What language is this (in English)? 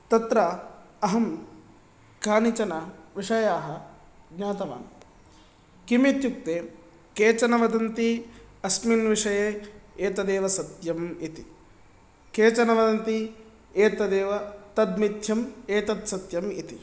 Sanskrit